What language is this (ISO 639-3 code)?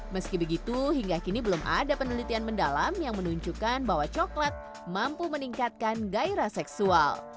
ind